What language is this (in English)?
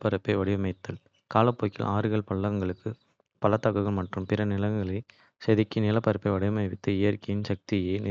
Kota (India)